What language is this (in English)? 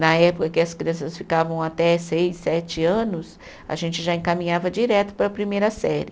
Portuguese